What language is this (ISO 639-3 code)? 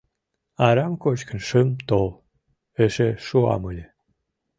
chm